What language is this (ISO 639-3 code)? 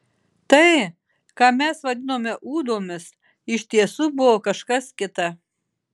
lit